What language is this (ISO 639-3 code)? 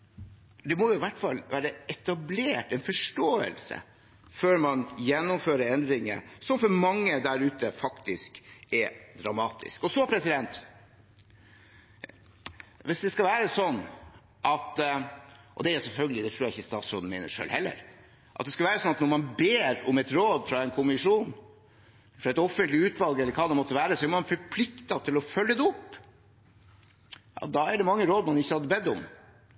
nob